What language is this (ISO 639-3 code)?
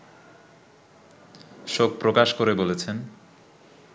ben